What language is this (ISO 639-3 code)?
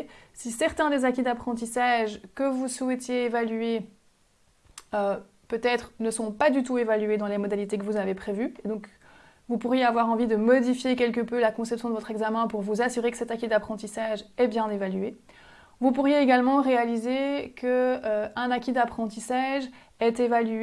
fra